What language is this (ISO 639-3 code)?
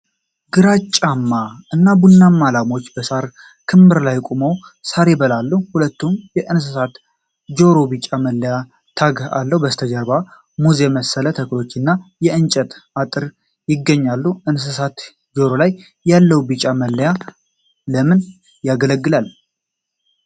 amh